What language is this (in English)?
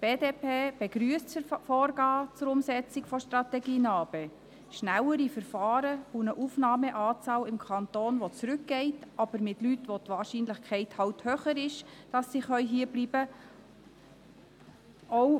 Swiss German